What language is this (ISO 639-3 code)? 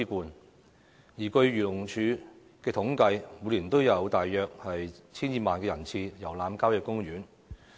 yue